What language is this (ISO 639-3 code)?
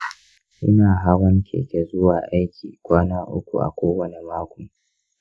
hau